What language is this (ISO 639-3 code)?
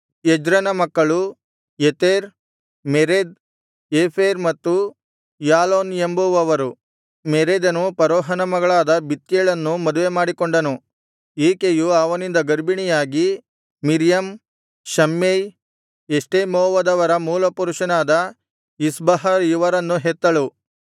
kan